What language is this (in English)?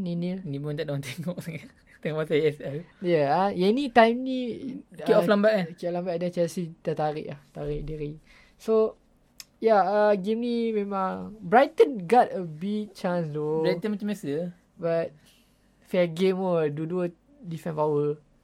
Malay